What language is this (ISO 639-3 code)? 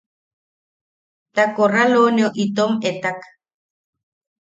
yaq